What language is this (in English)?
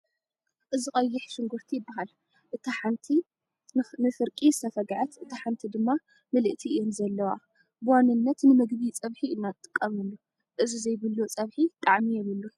Tigrinya